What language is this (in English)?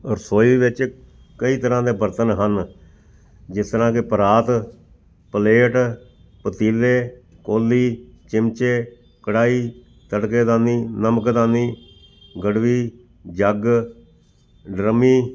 Punjabi